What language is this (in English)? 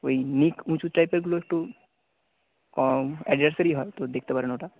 Bangla